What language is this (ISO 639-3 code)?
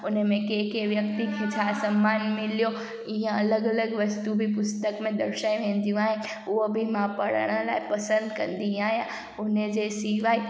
snd